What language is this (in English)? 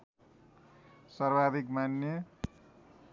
Nepali